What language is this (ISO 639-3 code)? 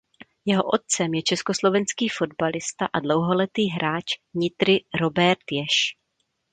ces